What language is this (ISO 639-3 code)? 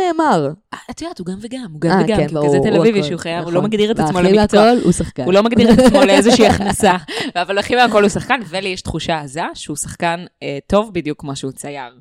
heb